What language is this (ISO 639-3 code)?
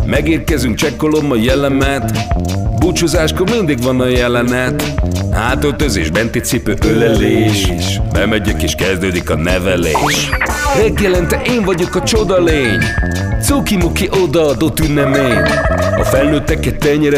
hun